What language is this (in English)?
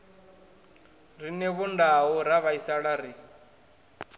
Venda